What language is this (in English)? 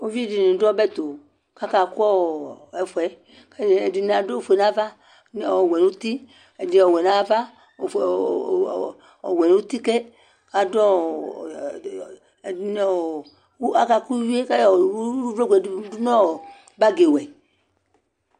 Ikposo